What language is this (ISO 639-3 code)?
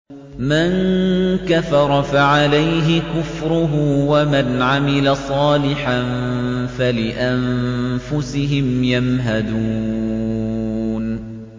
ara